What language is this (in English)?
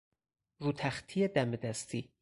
Persian